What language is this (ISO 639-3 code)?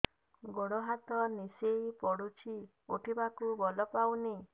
ori